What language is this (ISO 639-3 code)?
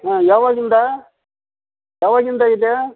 kan